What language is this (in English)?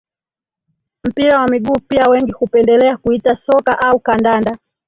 Swahili